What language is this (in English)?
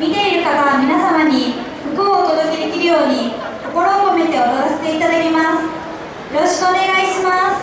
Japanese